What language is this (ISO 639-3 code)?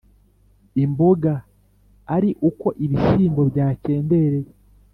kin